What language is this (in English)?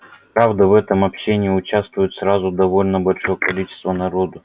Russian